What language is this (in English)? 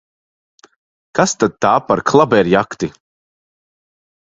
Latvian